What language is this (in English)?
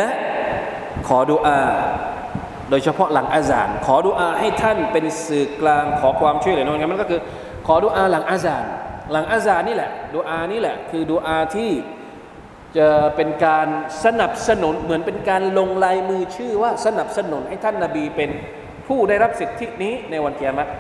Thai